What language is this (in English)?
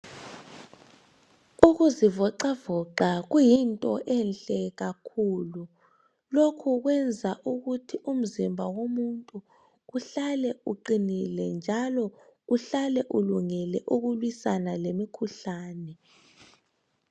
North Ndebele